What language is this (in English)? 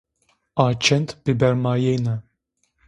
Zaza